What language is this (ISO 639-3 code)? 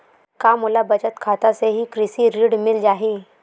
hne